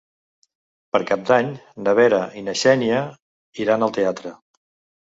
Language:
Catalan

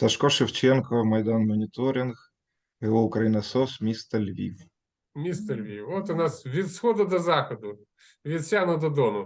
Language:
Ukrainian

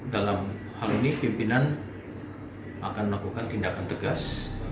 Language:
Indonesian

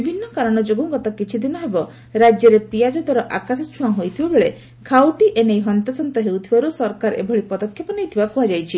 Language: Odia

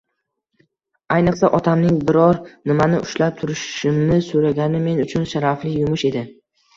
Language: Uzbek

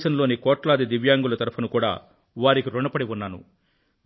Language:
Telugu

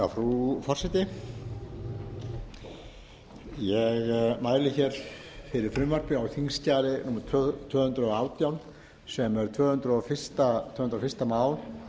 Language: Icelandic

